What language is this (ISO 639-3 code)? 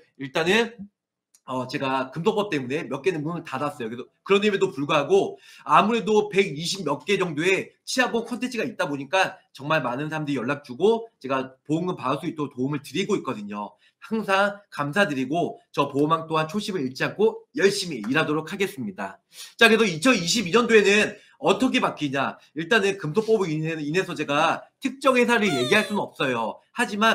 kor